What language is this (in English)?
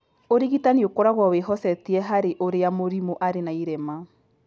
Kikuyu